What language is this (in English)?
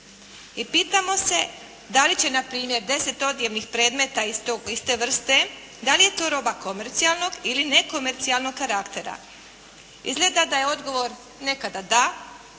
Croatian